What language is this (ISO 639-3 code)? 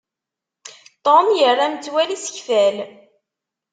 kab